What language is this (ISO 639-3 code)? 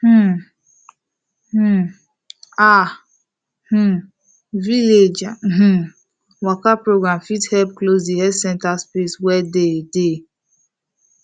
pcm